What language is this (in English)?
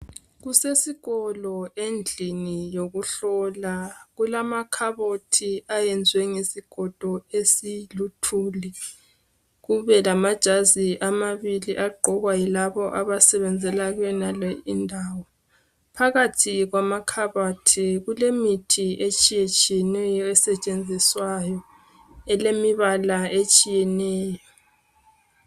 North Ndebele